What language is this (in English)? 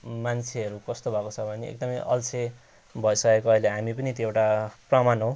Nepali